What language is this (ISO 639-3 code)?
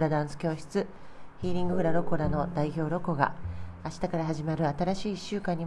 jpn